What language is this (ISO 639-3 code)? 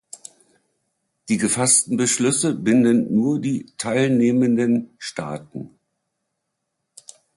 deu